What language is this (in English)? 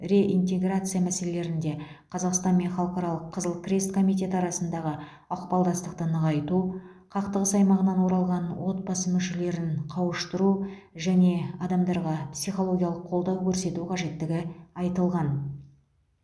Kazakh